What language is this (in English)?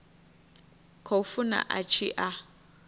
Venda